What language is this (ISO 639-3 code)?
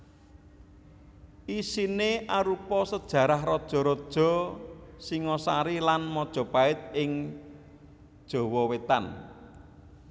jav